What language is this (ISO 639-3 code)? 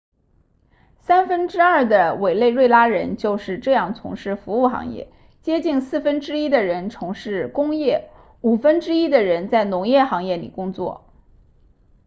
zho